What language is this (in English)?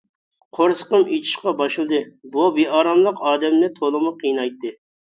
Uyghur